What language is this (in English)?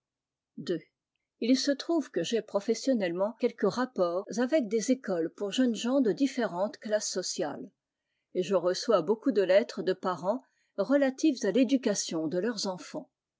French